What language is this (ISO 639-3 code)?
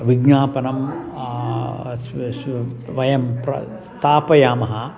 san